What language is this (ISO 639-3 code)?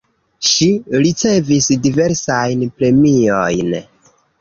epo